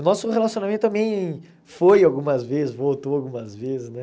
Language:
Portuguese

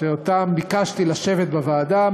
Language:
Hebrew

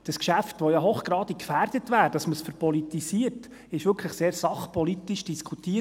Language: Swiss German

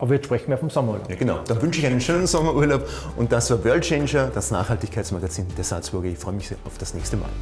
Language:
German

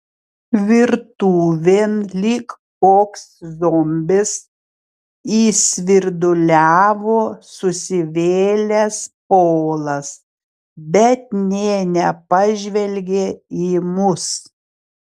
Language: Lithuanian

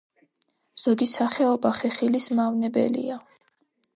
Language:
Georgian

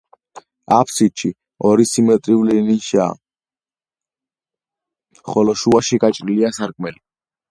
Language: Georgian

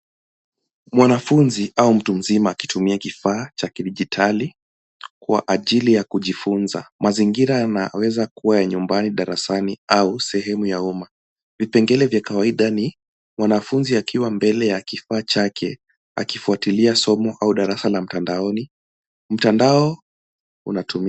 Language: Swahili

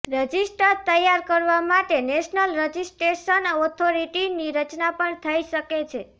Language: Gujarati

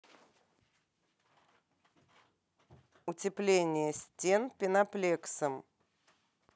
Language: Russian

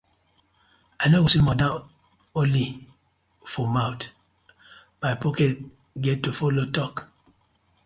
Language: Nigerian Pidgin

